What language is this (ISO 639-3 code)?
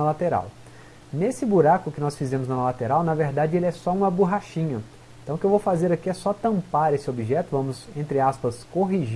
por